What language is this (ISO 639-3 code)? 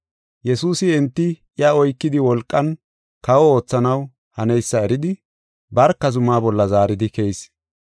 gof